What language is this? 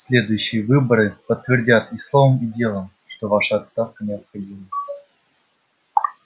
Russian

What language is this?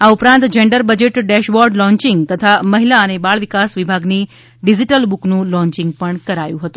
Gujarati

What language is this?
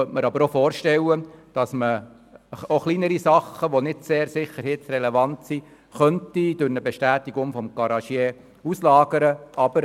Swiss German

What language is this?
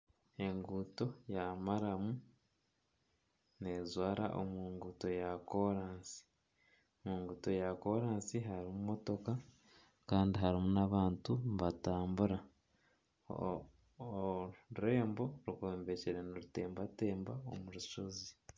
Nyankole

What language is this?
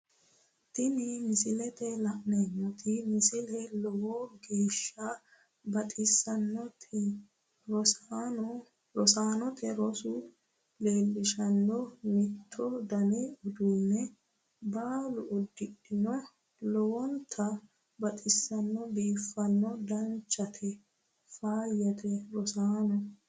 Sidamo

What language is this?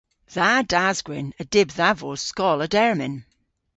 Cornish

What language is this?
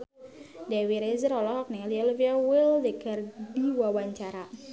Sundanese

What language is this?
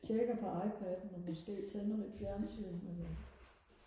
Danish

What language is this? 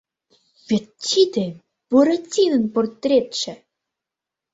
Mari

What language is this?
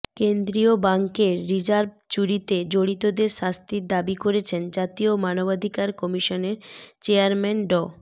Bangla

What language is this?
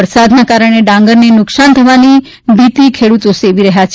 Gujarati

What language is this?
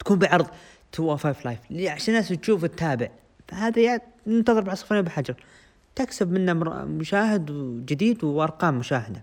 Arabic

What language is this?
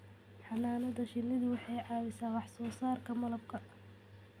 Somali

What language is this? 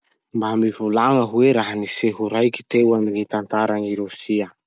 Masikoro Malagasy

